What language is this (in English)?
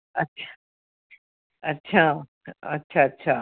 Punjabi